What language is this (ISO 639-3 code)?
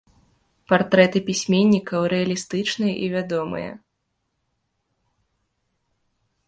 bel